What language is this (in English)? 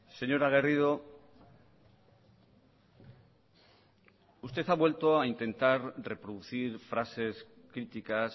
Spanish